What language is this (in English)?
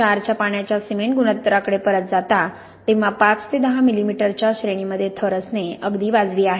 Marathi